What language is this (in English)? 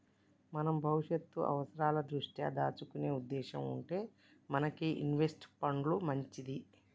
Telugu